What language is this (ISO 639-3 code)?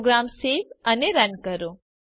guj